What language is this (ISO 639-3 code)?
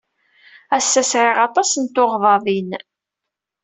kab